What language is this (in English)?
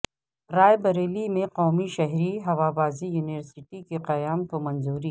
Urdu